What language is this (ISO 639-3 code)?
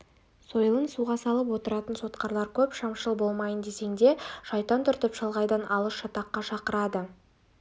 kaz